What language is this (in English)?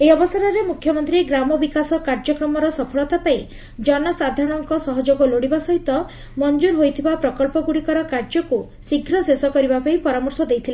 Odia